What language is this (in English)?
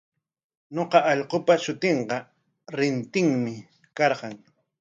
Corongo Ancash Quechua